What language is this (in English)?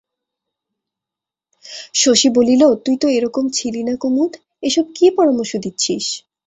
Bangla